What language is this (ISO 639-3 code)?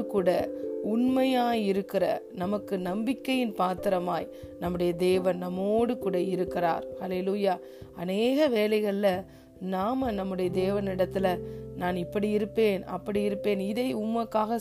tam